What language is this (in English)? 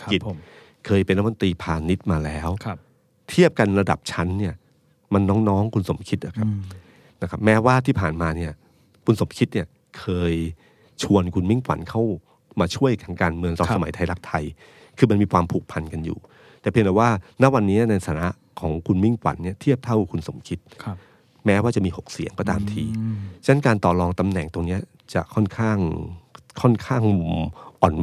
Thai